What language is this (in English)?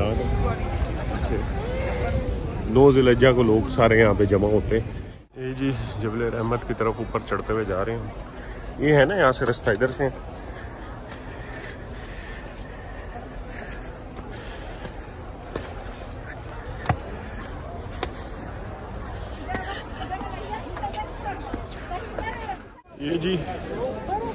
Hindi